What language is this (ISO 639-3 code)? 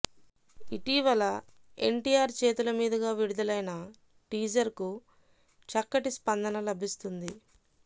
tel